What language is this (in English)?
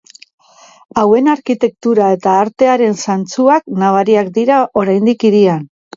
Basque